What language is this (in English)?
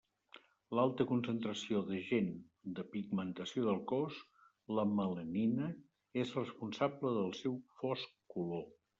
Catalan